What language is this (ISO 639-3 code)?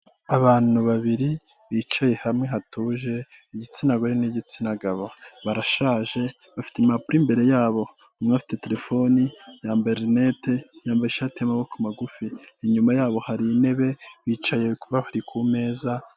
kin